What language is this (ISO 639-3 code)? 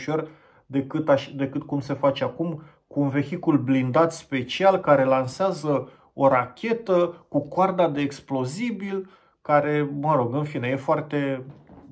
ron